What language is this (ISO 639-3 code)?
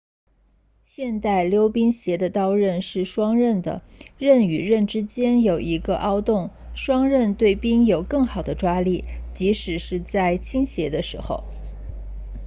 zho